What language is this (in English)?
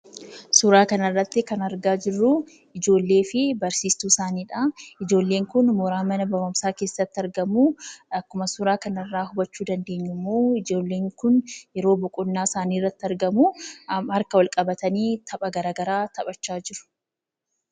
Oromo